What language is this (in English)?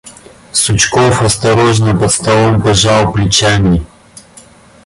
Russian